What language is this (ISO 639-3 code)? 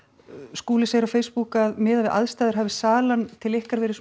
isl